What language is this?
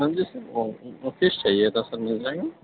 Urdu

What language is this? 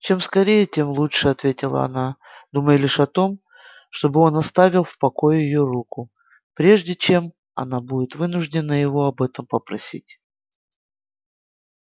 Russian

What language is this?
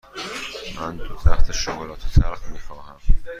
Persian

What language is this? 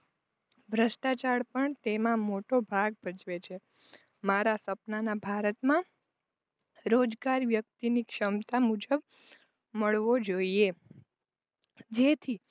Gujarati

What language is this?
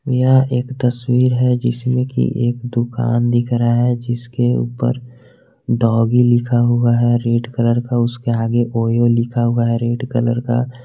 Hindi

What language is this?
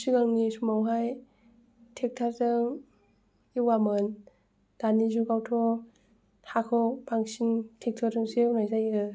Bodo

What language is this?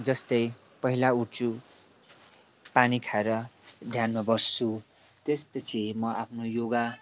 Nepali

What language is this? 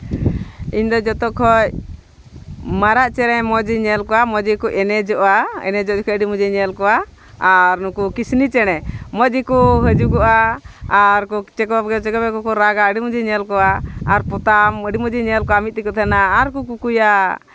Santali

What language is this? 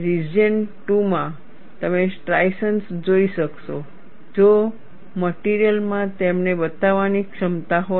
Gujarati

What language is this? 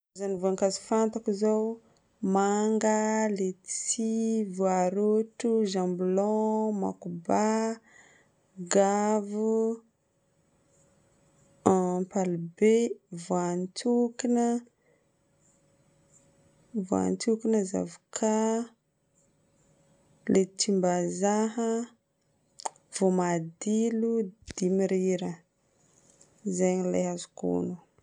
Northern Betsimisaraka Malagasy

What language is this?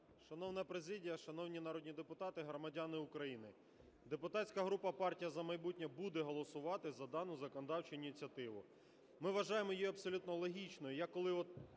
Ukrainian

